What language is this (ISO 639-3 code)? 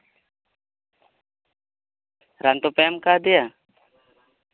sat